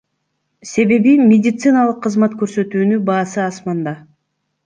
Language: Kyrgyz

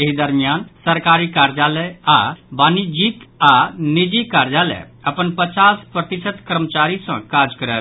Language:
Maithili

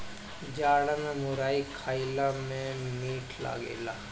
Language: Bhojpuri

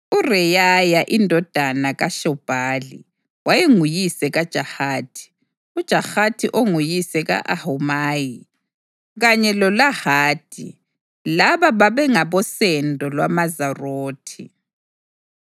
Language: North Ndebele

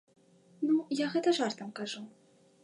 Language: Belarusian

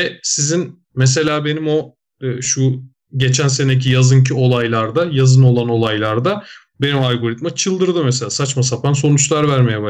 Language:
Turkish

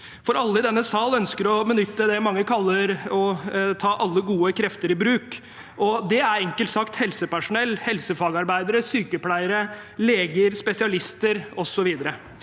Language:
Norwegian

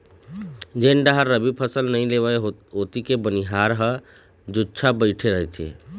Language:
Chhattisgarhi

